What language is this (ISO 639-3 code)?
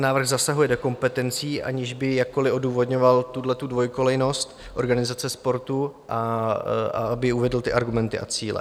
ces